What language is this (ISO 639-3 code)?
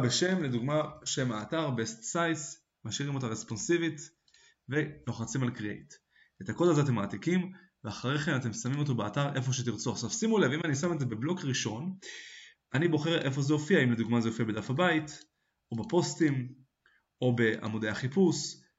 heb